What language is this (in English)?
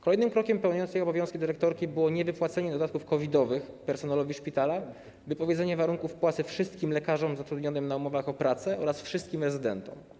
Polish